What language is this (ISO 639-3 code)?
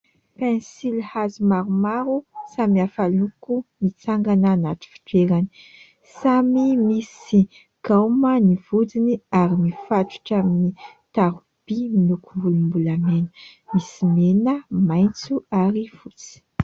mlg